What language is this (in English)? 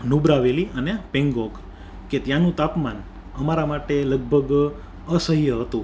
Gujarati